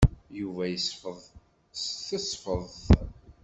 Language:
Kabyle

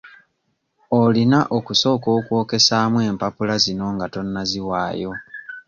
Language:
Ganda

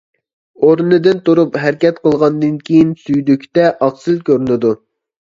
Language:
Uyghur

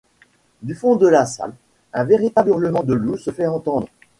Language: French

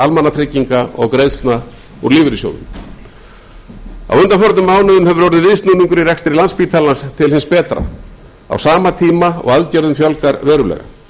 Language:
Icelandic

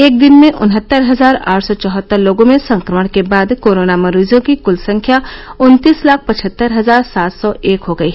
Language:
Hindi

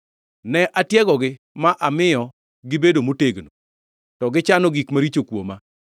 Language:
Luo (Kenya and Tanzania)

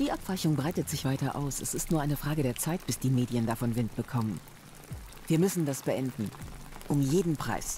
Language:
German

